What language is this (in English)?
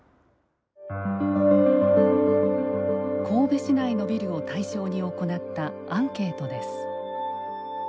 Japanese